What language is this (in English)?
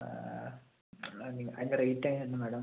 Malayalam